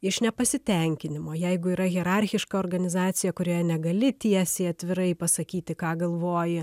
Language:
Lithuanian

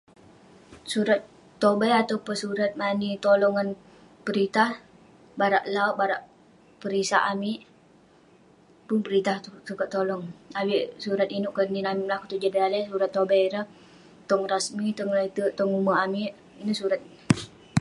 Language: Western Penan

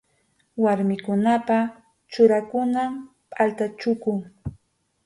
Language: Arequipa-La Unión Quechua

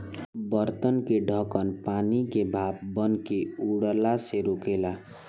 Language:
Bhojpuri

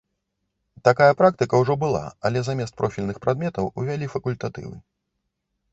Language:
Belarusian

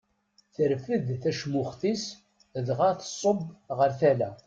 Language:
Kabyle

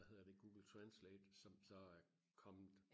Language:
Danish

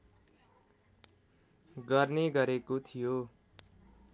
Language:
Nepali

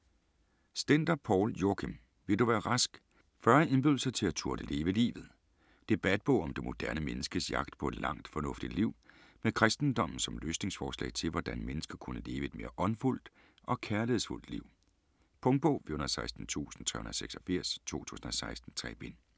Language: Danish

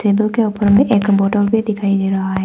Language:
Hindi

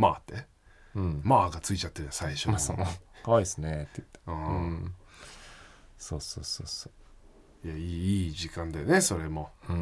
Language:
Japanese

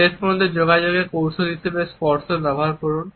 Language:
Bangla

